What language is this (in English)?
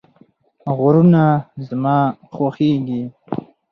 Pashto